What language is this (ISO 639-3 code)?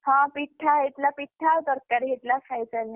ori